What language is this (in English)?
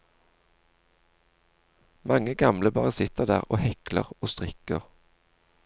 Norwegian